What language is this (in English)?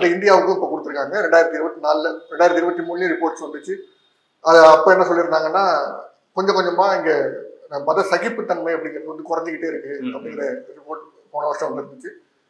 Tamil